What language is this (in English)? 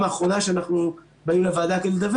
Hebrew